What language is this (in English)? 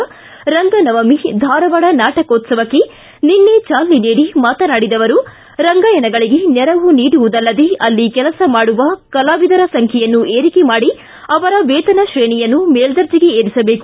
Kannada